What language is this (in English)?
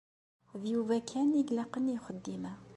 Kabyle